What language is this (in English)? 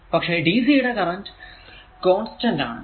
Malayalam